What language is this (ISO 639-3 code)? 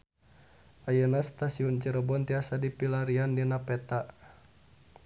sun